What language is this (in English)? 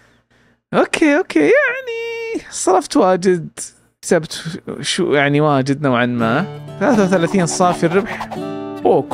Arabic